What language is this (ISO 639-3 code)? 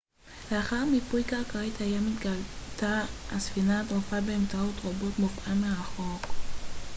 heb